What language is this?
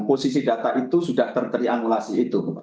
Indonesian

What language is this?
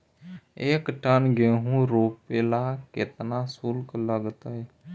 Magahi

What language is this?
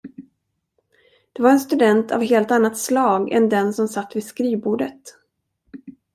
Swedish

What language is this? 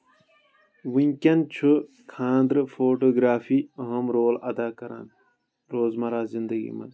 Kashmiri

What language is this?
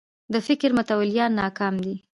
Pashto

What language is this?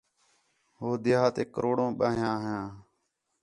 Khetrani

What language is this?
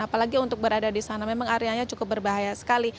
Indonesian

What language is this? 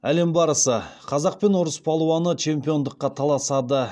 Kazakh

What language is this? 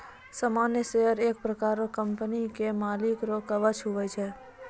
Maithili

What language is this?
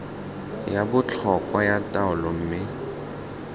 Tswana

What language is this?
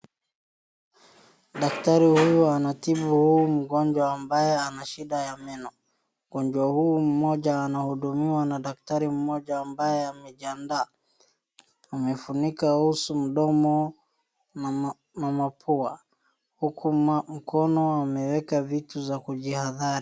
Swahili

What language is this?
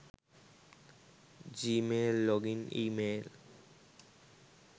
Sinhala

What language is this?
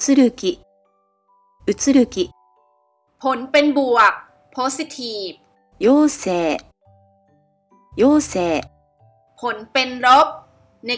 Thai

